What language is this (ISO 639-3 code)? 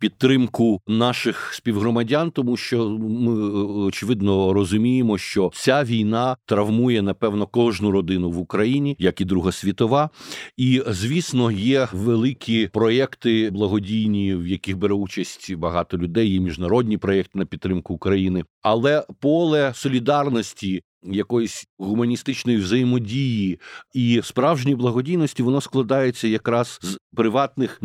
ukr